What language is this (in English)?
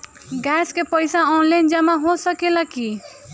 Bhojpuri